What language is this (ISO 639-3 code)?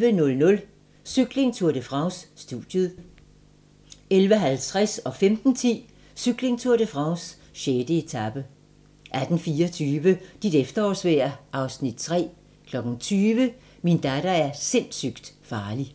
dan